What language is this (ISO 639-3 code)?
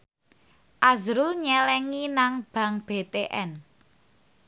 jav